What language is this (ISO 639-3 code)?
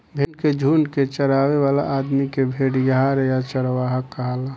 bho